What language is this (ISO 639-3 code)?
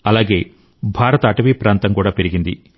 tel